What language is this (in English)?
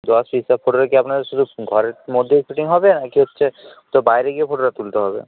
Bangla